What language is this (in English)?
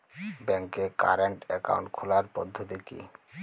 Bangla